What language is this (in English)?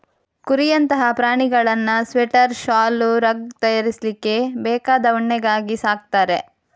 Kannada